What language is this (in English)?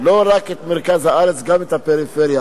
Hebrew